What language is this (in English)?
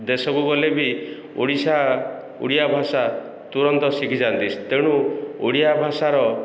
Odia